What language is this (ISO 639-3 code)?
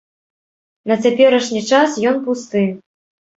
bel